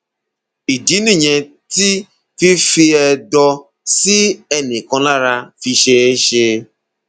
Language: Yoruba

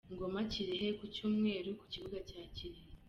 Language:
Kinyarwanda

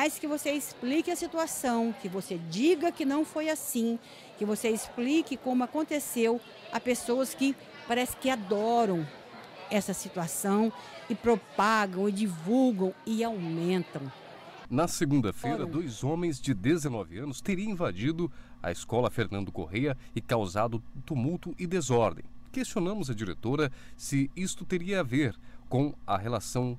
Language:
Portuguese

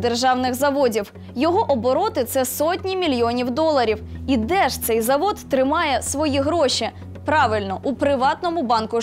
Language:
Ukrainian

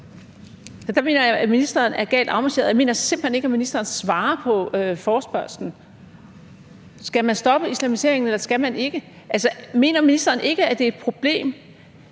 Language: Danish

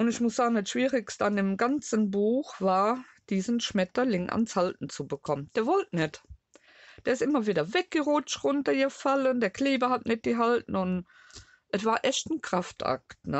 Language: German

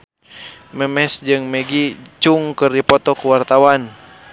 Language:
Sundanese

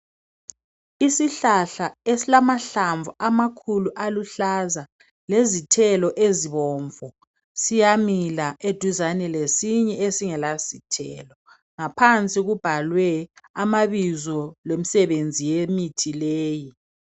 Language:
North Ndebele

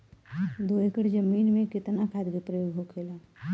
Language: Bhojpuri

